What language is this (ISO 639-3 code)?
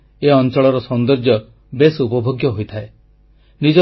ori